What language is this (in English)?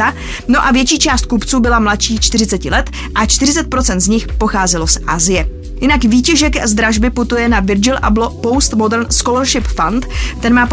Czech